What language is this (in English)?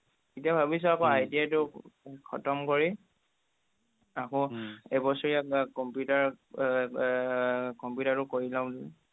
Assamese